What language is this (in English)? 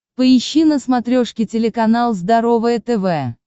Russian